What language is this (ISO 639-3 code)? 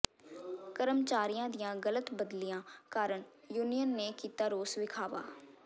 pan